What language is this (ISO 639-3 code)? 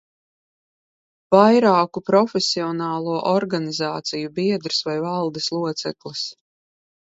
lav